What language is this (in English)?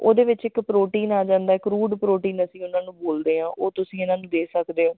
Punjabi